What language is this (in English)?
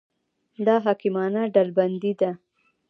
Pashto